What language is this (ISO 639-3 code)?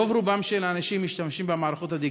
heb